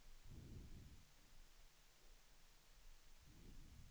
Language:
Swedish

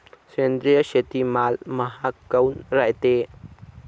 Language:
Marathi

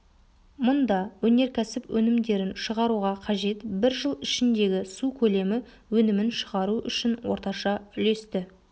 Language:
Kazakh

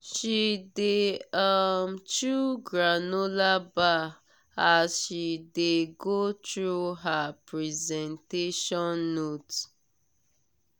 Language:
Nigerian Pidgin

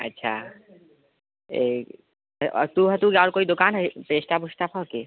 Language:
Maithili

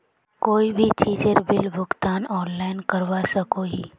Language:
Magahi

